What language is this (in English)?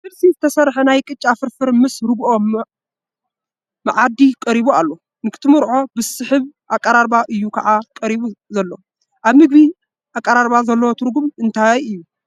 Tigrinya